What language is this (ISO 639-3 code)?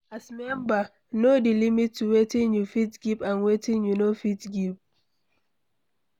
pcm